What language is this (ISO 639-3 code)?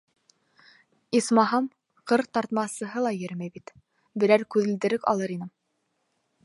bak